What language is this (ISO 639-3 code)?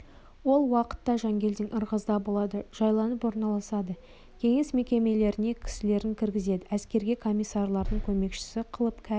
kaz